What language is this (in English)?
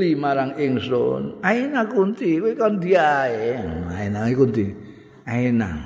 Indonesian